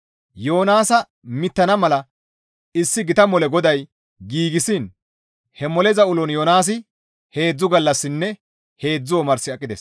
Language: Gamo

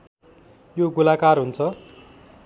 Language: Nepali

